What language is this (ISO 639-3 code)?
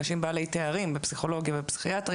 heb